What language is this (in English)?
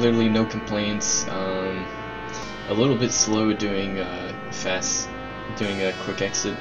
English